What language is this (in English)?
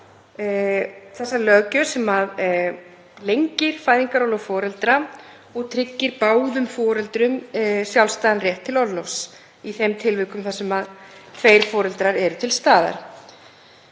Icelandic